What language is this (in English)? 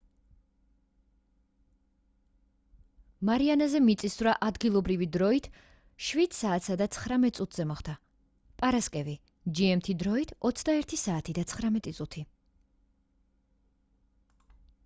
Georgian